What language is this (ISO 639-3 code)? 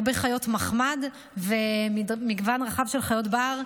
heb